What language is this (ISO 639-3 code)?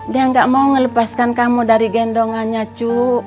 ind